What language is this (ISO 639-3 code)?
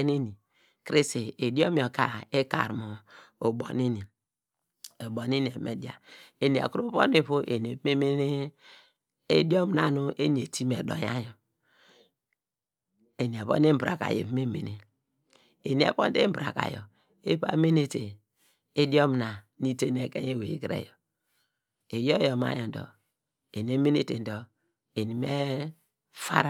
deg